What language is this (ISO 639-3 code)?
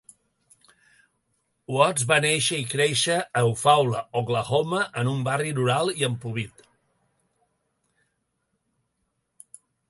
cat